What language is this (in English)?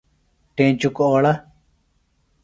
Phalura